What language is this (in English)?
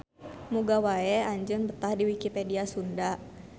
Sundanese